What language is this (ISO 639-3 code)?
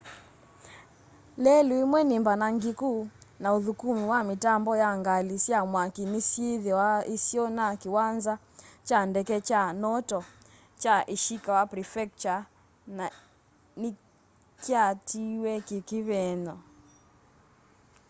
kam